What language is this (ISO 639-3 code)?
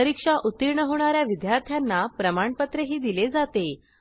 mar